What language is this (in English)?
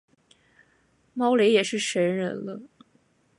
Chinese